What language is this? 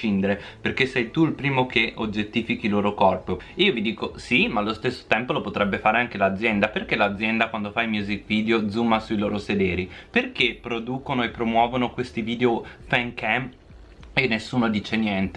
Italian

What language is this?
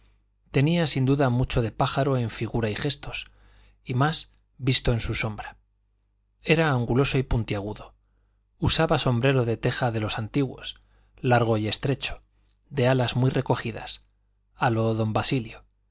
Spanish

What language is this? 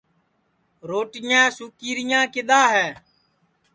Sansi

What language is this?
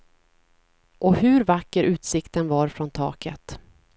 Swedish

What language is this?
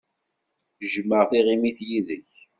Kabyle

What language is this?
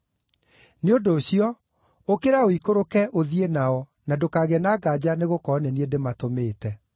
Kikuyu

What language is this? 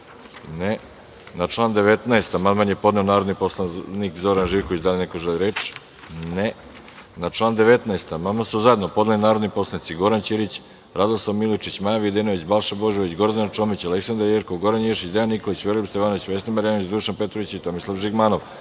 Serbian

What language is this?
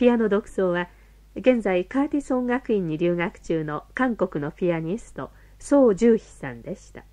Japanese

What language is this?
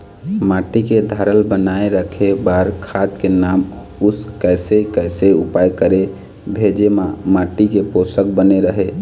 Chhattisgarhi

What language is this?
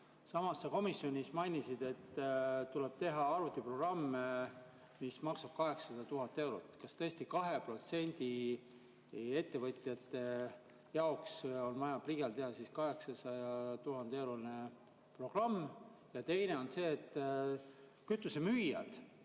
Estonian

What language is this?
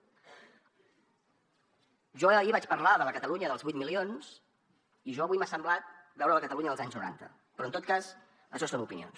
Catalan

